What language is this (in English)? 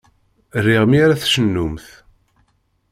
Kabyle